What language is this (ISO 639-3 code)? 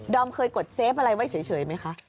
tha